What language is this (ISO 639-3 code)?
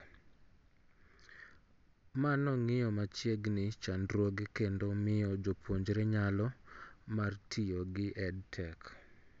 luo